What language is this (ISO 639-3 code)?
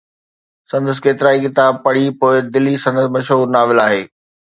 snd